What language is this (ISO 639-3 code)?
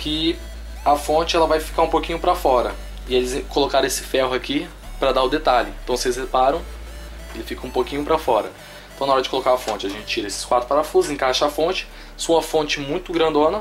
por